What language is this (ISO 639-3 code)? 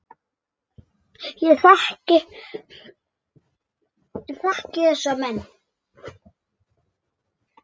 isl